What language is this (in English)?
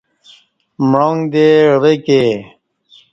Kati